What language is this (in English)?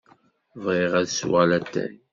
Kabyle